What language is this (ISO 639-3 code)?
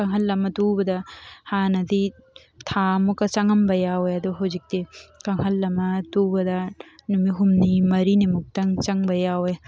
mni